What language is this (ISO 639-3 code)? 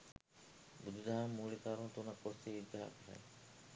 sin